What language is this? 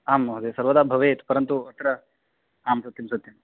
Sanskrit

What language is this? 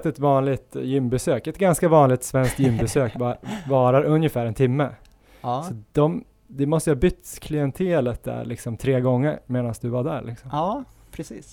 Swedish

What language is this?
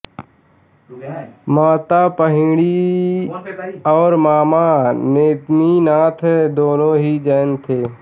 Hindi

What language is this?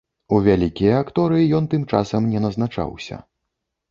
Belarusian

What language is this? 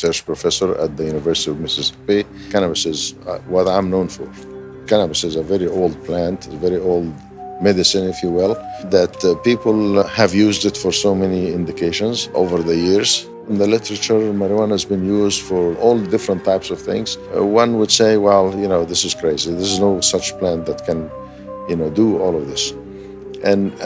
English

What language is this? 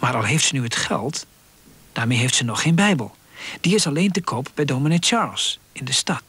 Dutch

